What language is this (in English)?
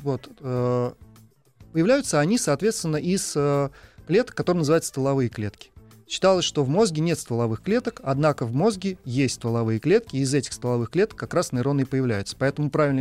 Russian